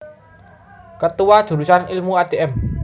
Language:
Javanese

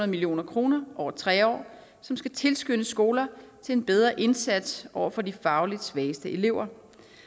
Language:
Danish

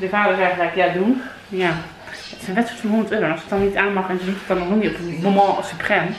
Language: Dutch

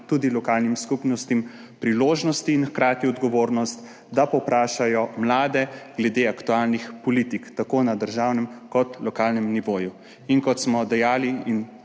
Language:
Slovenian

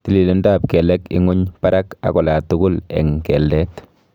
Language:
Kalenjin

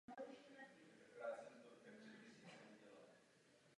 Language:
Czech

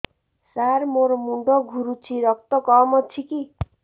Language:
Odia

